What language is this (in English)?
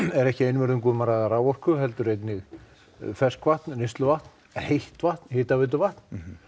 Icelandic